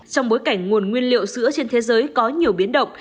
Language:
Vietnamese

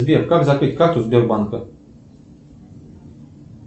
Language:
Russian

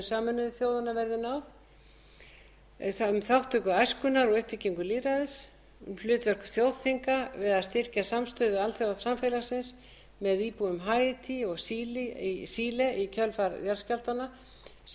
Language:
Icelandic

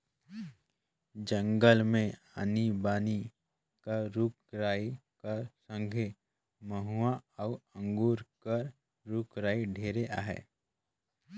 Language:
Chhattisgarhi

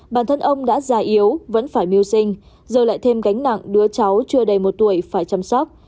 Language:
Vietnamese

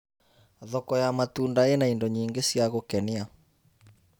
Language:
Kikuyu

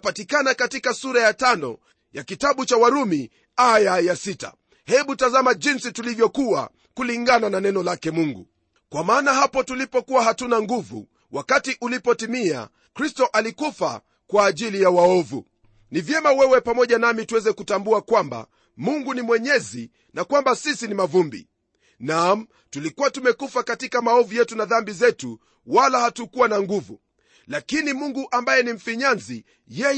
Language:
Swahili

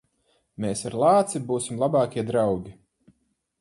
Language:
Latvian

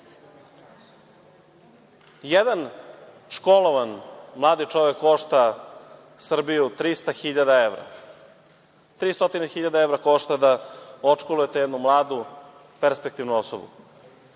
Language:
Serbian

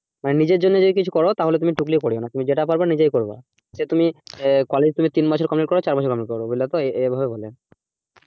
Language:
Bangla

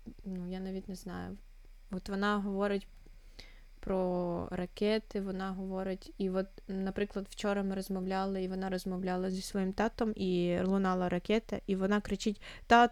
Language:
Ukrainian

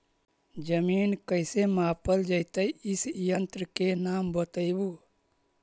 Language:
Magahi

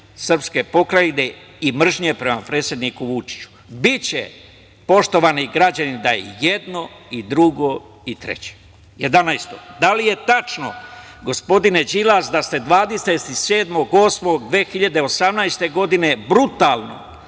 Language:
Serbian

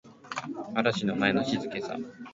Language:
Japanese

